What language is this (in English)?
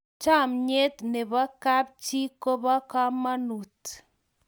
Kalenjin